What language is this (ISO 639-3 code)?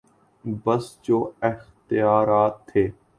urd